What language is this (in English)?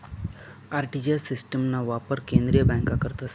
Marathi